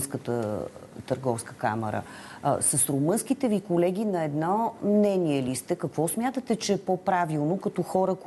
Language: Bulgarian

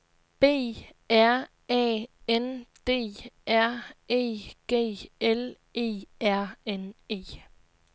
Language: Danish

